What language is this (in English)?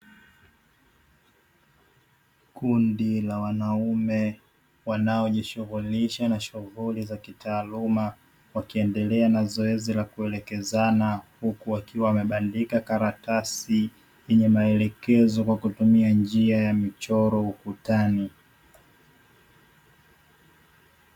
Swahili